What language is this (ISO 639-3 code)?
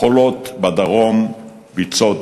heb